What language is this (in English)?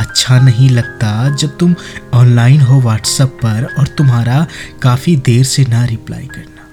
Hindi